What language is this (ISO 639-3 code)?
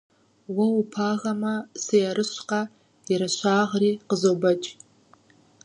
kbd